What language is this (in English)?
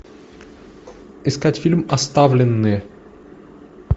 Russian